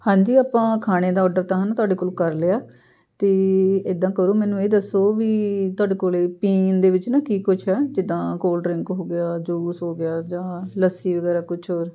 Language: Punjabi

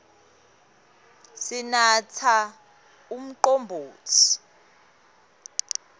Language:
Swati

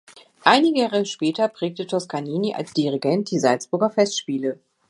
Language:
German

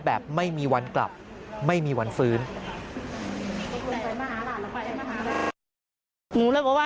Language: Thai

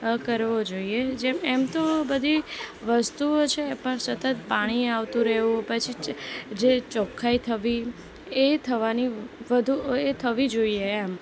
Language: Gujarati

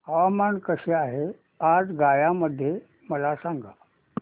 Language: Marathi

